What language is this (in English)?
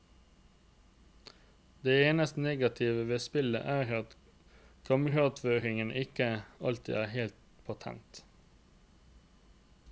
Norwegian